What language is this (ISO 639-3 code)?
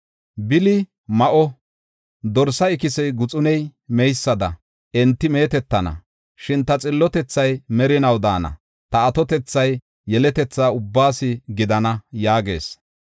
gof